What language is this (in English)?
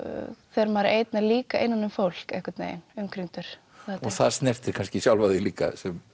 Icelandic